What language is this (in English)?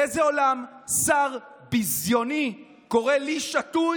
Hebrew